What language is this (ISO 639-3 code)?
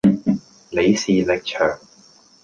yue